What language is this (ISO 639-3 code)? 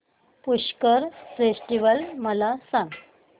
mar